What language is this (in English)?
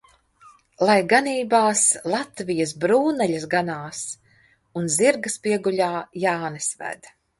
Latvian